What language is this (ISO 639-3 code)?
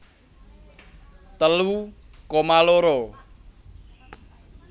jav